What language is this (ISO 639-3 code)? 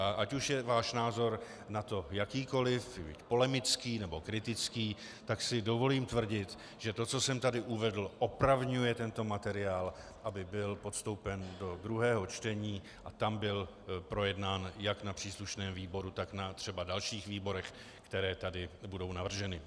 ces